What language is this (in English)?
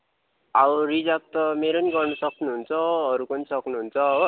Nepali